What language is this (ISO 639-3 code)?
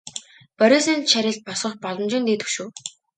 mon